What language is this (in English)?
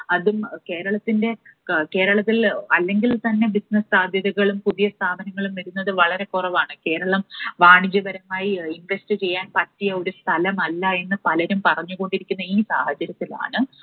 Malayalam